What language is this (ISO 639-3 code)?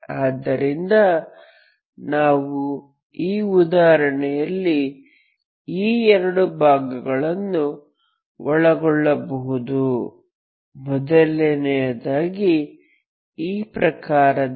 kan